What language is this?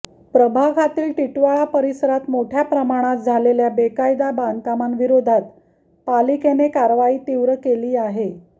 Marathi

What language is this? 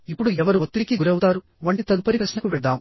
Telugu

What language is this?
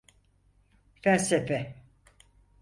Turkish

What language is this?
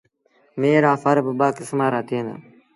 Sindhi Bhil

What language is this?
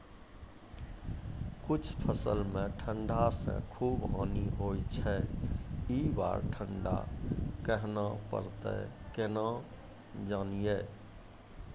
Maithili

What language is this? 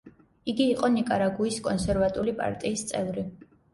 Georgian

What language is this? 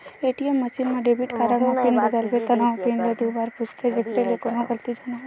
Chhattisgarhi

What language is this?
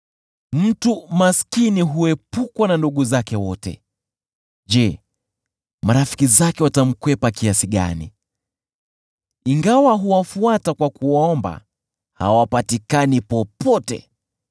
Swahili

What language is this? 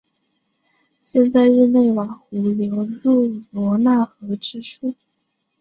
Chinese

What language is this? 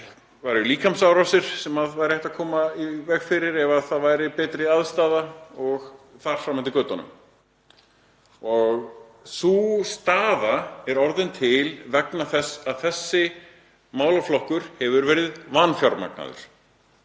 Icelandic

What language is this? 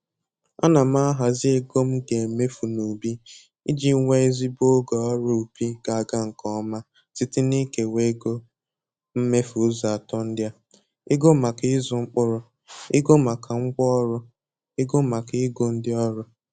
Igbo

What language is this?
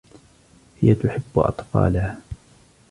Arabic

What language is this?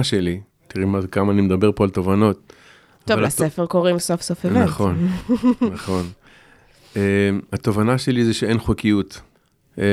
Hebrew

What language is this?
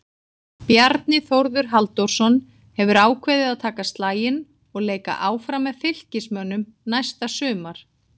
Icelandic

